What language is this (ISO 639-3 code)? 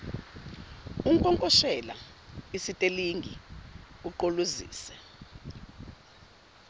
zul